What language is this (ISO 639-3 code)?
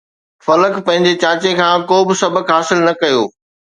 snd